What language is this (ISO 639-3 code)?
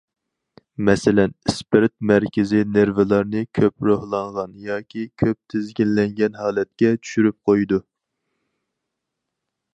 uig